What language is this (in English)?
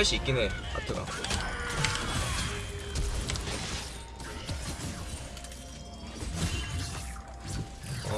Korean